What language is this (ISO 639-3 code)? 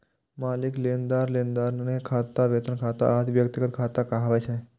mai